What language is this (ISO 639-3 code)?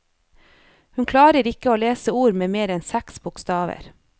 nor